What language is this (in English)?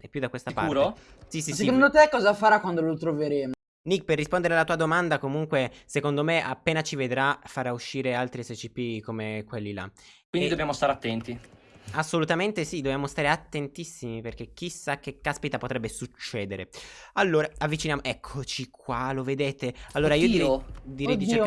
Italian